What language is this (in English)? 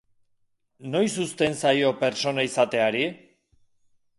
Basque